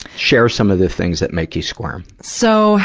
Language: English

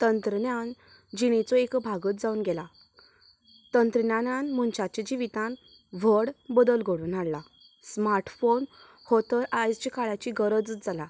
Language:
Konkani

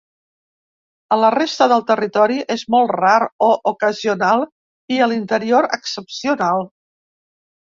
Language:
Catalan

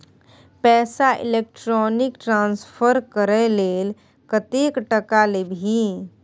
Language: Maithili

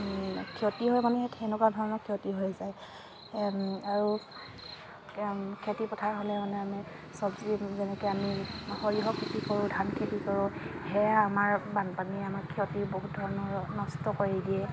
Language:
Assamese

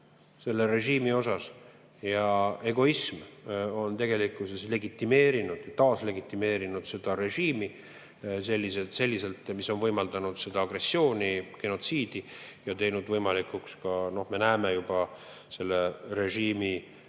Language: Estonian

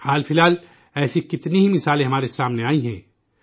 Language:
Urdu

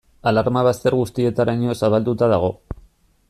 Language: Basque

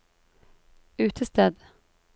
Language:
Norwegian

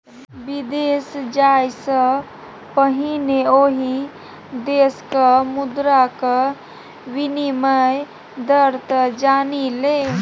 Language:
Maithili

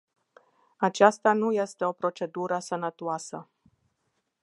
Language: Romanian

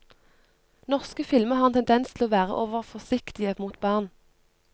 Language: Norwegian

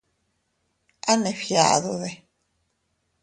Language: Teutila Cuicatec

